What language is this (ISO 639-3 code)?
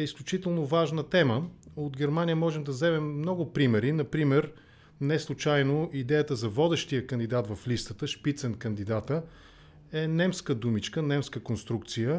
bul